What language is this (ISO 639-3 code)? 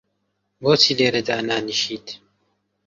ckb